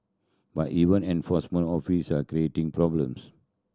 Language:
English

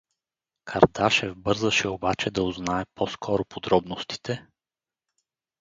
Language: Bulgarian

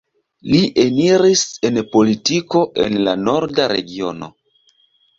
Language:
Esperanto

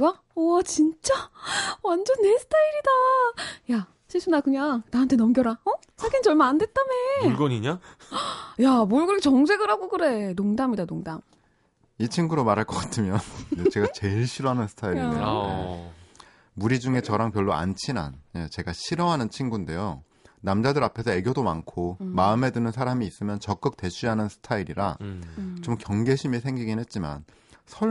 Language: Korean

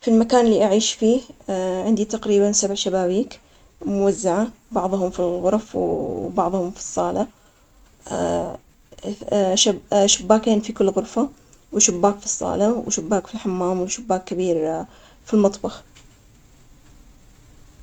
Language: Omani Arabic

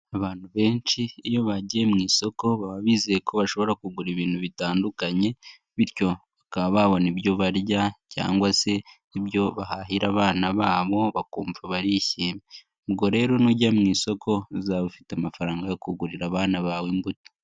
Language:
Kinyarwanda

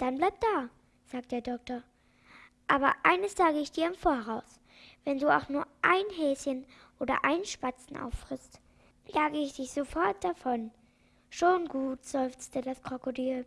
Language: German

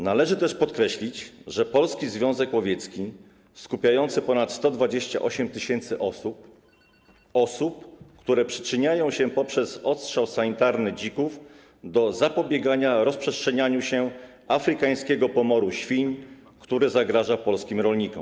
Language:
Polish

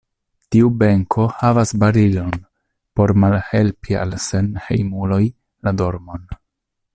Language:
Esperanto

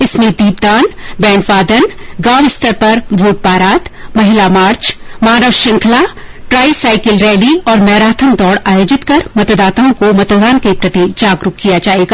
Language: Hindi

